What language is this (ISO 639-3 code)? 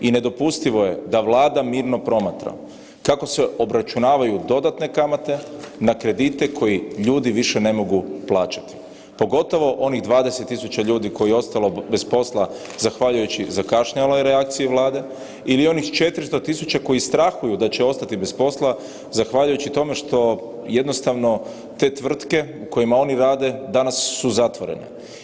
hrv